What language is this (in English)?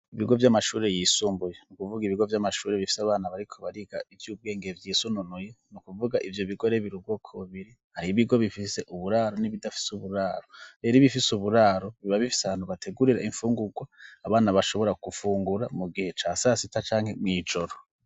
Rundi